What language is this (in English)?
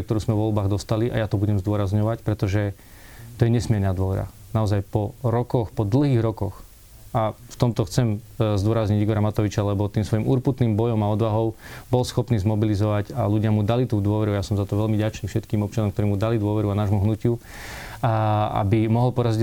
Slovak